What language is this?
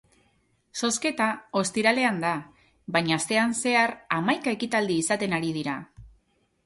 Basque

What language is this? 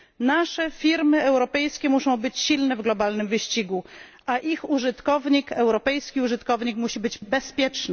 Polish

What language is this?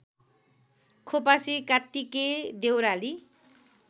Nepali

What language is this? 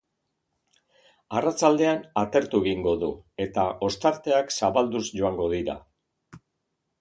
Basque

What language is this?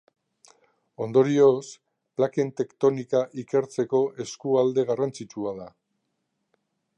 Basque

